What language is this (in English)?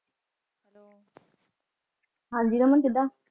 Punjabi